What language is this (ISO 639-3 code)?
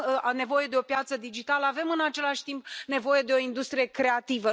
ron